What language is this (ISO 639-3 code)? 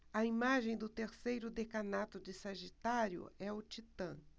por